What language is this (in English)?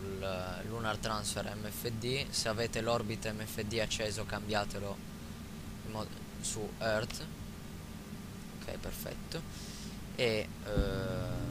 Italian